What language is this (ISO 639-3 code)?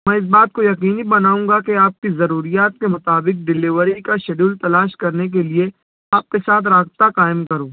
urd